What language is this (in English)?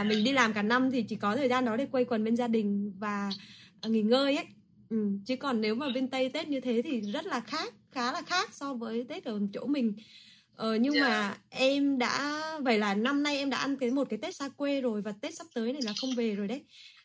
Vietnamese